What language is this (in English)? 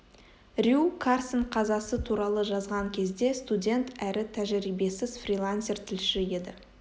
Kazakh